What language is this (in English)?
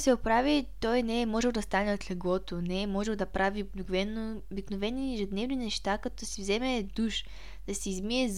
Bulgarian